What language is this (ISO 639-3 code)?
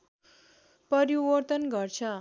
nep